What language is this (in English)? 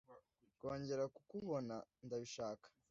Kinyarwanda